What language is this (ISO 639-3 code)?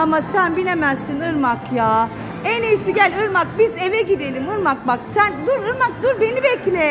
tur